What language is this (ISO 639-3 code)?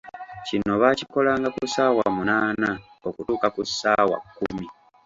lug